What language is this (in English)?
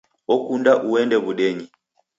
Taita